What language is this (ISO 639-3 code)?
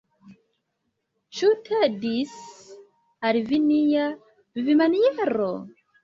epo